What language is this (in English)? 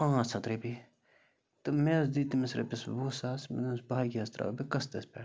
Kashmiri